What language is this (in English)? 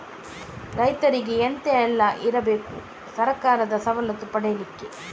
Kannada